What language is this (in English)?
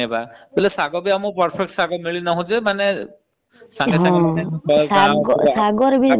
Odia